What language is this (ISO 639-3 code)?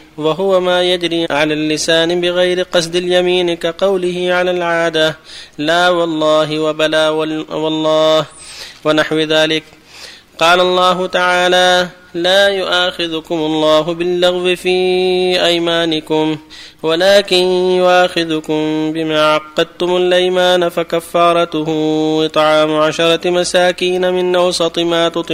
ara